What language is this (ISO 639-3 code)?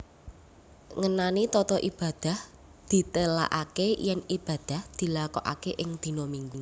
jav